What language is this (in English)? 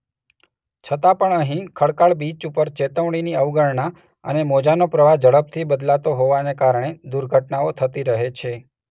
Gujarati